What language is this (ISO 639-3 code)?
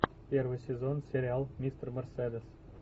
rus